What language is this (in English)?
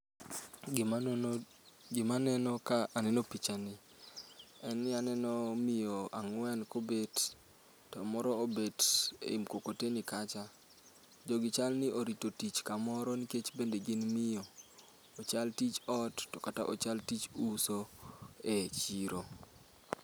Luo (Kenya and Tanzania)